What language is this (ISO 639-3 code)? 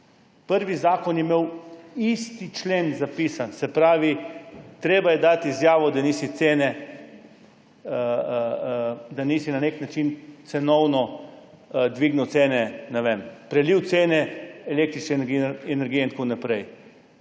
slv